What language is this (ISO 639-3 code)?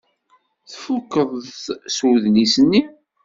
kab